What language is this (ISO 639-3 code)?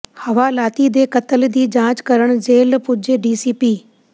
pan